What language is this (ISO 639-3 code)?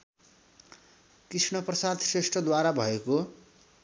nep